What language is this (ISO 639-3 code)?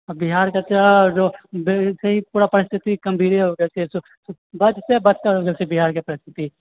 mai